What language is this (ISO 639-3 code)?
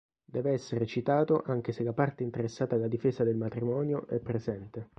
ita